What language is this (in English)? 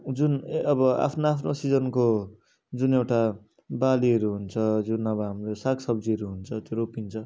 Nepali